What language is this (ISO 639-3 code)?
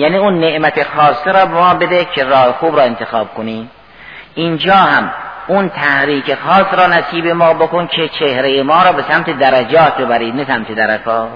fas